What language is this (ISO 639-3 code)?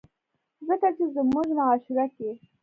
pus